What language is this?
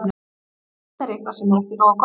Icelandic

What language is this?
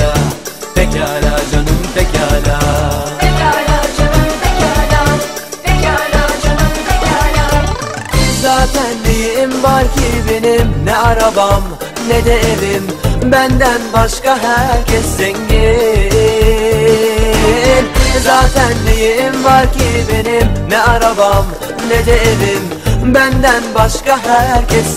Turkish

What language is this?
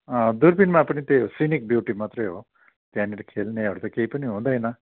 Nepali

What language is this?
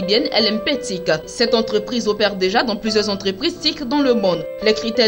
French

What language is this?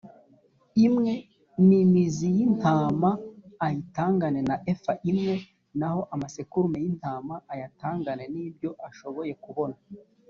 Kinyarwanda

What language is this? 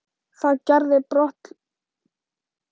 Icelandic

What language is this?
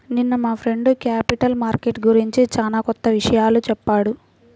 Telugu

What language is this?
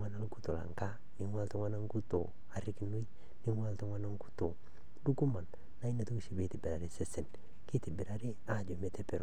Masai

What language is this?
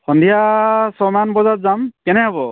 Assamese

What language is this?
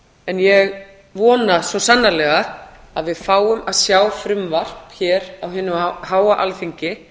Icelandic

